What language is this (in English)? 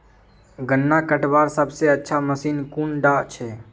Magahi